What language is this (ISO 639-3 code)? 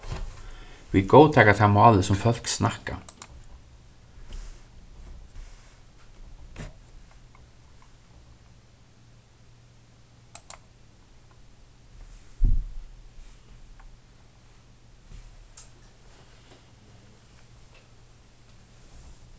fao